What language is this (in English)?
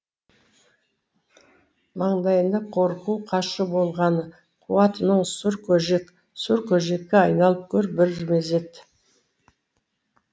Kazakh